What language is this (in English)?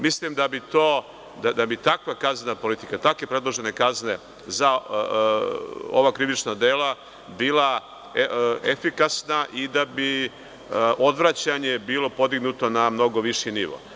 Serbian